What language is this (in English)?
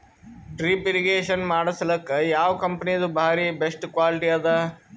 Kannada